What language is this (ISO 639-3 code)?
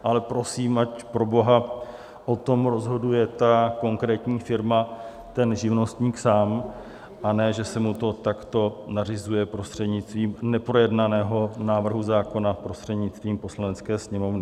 ces